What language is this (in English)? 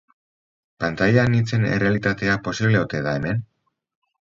Basque